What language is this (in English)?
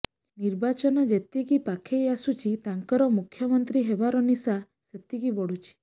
Odia